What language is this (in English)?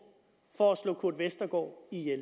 Danish